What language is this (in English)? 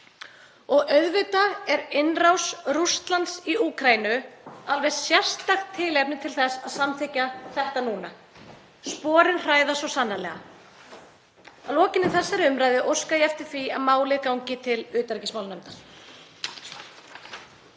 Icelandic